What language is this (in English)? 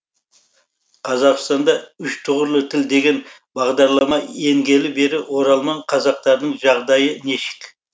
Kazakh